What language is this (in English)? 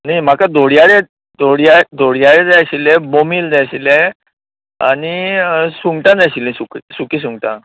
Konkani